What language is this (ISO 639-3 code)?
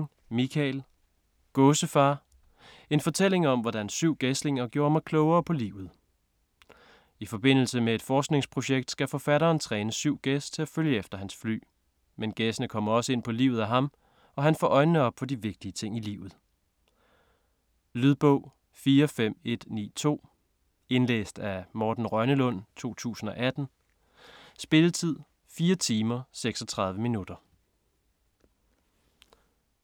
dan